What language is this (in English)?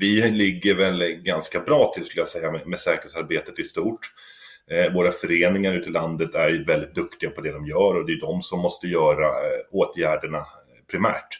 Swedish